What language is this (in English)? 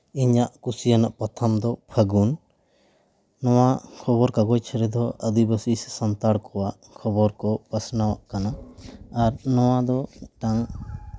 Santali